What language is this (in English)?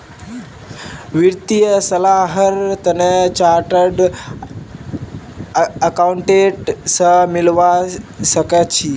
Magahi